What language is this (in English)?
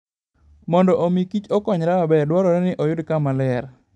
Luo (Kenya and Tanzania)